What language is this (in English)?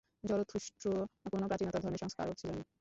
Bangla